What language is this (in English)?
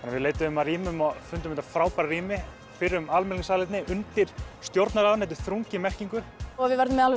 Icelandic